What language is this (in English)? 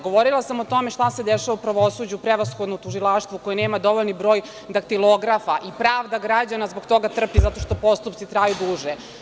Serbian